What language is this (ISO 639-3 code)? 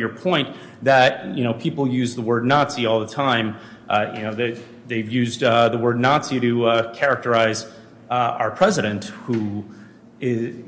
eng